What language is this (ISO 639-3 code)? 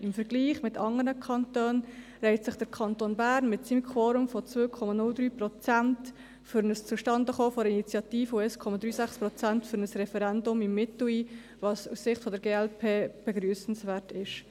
gsw